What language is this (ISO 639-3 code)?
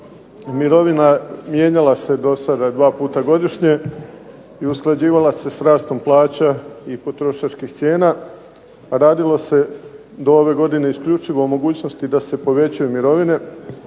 hrv